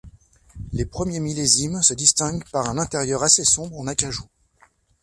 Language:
French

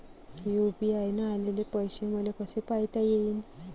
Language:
Marathi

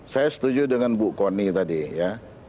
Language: Indonesian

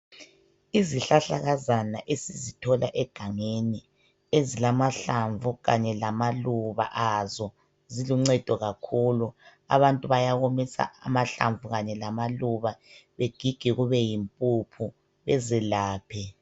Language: North Ndebele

